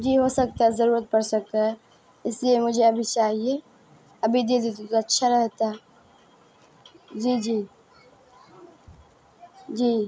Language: Urdu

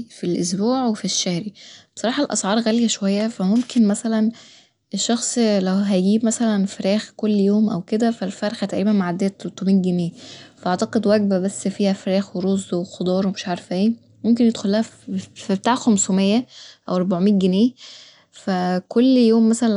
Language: Egyptian Arabic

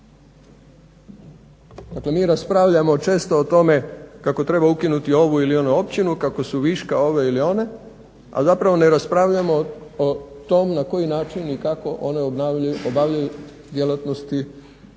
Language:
Croatian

